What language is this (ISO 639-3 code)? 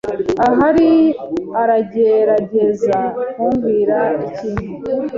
kin